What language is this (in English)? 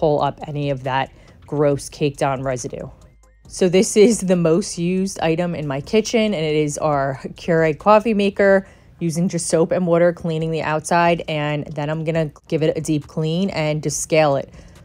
English